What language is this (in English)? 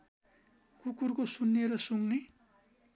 Nepali